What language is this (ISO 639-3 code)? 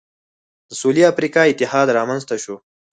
pus